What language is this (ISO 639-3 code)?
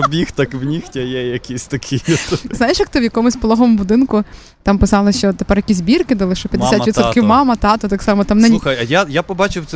ukr